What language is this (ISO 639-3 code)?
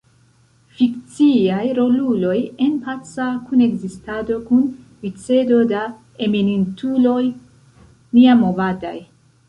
epo